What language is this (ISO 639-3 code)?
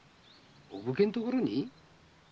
jpn